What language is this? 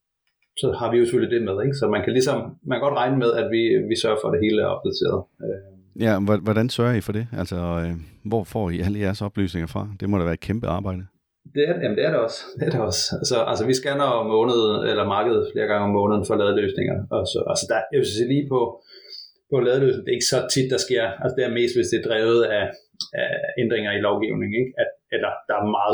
Danish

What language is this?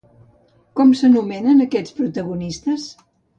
Catalan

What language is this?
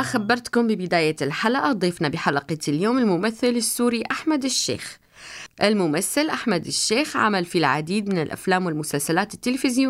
Arabic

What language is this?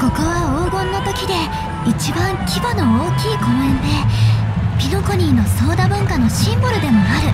Japanese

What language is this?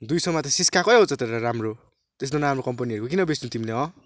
Nepali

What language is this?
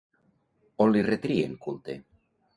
Catalan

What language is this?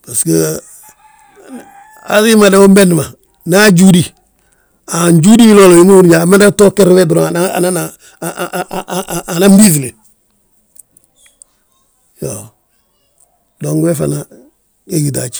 Balanta-Ganja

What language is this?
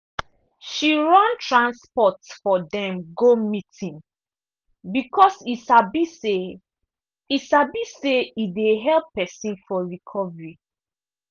Nigerian Pidgin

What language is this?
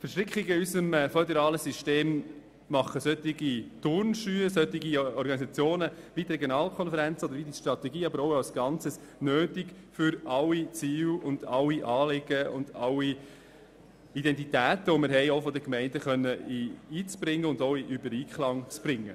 Swiss German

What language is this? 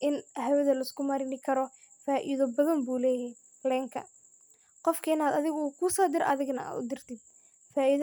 Somali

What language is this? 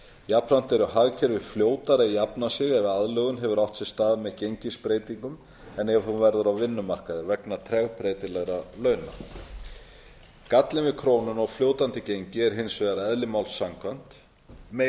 Icelandic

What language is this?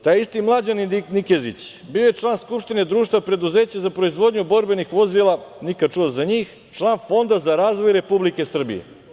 Serbian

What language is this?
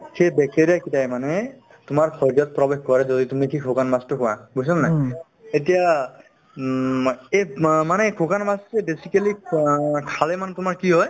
Assamese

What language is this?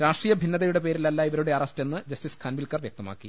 Malayalam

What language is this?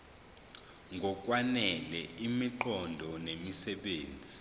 Zulu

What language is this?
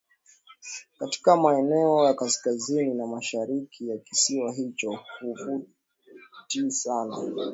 Swahili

